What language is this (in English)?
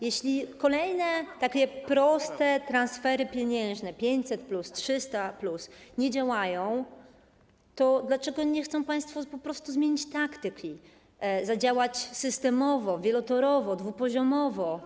Polish